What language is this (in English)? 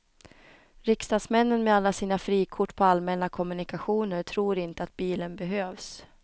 Swedish